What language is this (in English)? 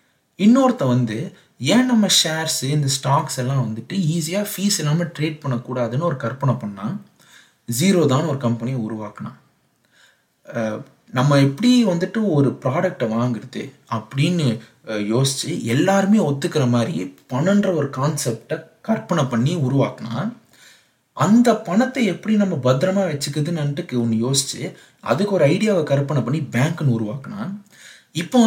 Tamil